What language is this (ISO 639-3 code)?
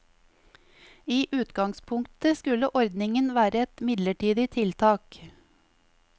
nor